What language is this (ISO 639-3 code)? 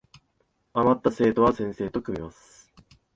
jpn